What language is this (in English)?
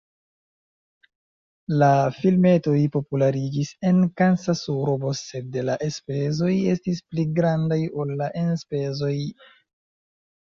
Esperanto